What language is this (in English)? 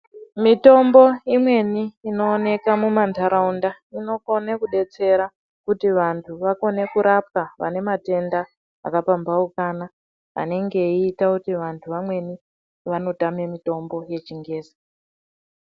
Ndau